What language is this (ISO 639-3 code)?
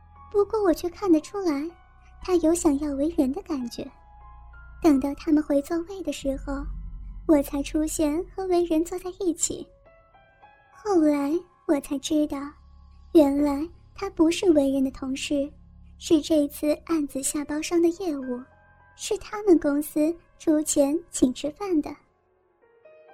zho